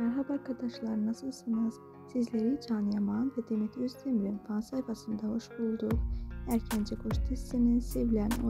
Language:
Turkish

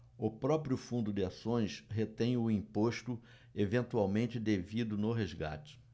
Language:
Portuguese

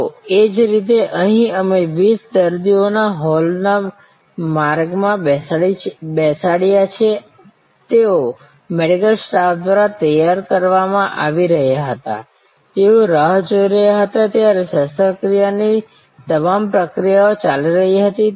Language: Gujarati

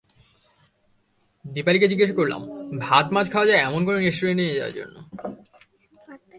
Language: Bangla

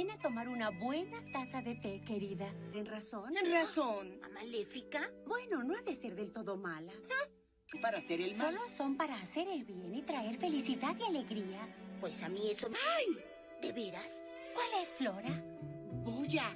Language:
Spanish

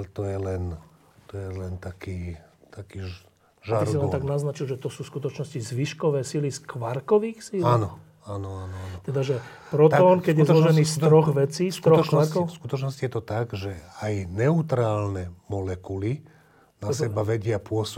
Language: Slovak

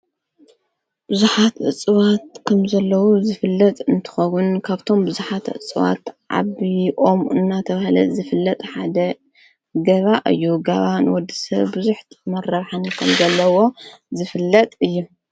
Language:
Tigrinya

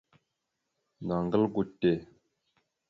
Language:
Mada (Cameroon)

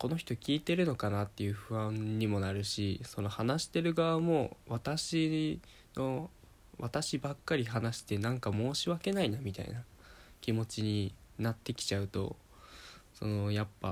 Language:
Japanese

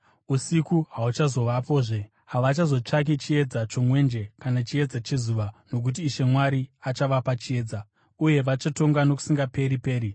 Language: Shona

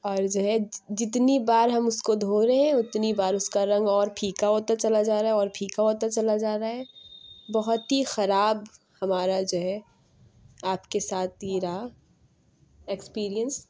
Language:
Urdu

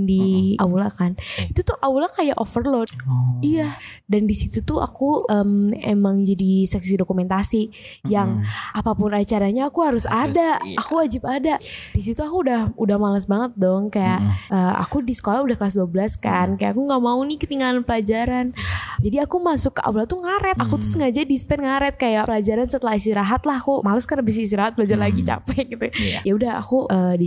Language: Indonesian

